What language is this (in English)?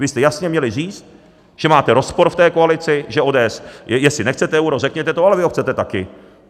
Czech